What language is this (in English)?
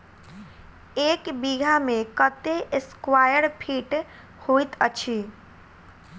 Maithili